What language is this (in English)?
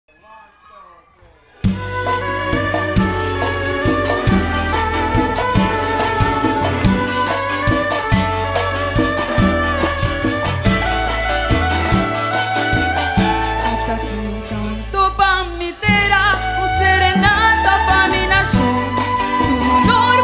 Romanian